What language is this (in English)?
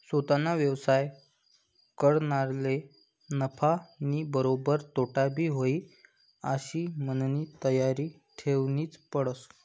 Marathi